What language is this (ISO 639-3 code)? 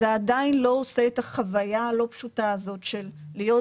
heb